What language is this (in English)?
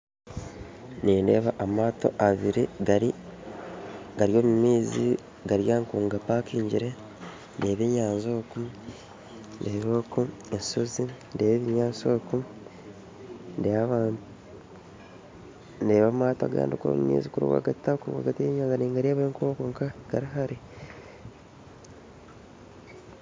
Nyankole